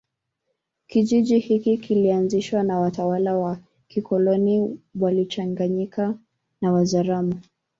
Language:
Swahili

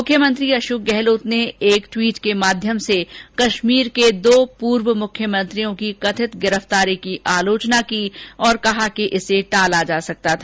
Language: Hindi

